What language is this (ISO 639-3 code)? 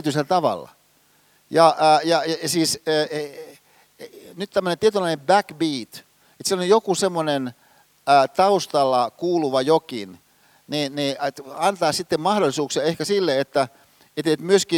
fin